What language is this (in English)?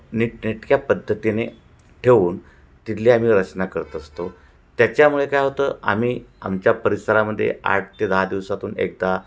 Marathi